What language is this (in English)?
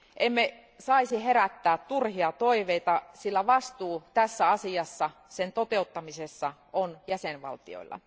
Finnish